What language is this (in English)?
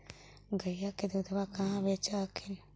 Magahi